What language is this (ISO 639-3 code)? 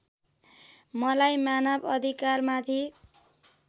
nep